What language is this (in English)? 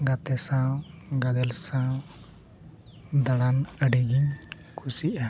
Santali